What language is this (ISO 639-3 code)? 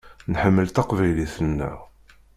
kab